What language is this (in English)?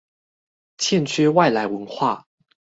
Chinese